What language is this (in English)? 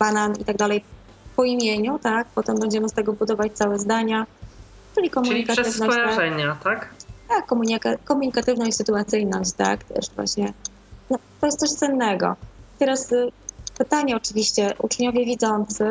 Polish